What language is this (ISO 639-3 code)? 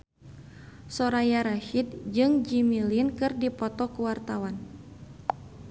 sun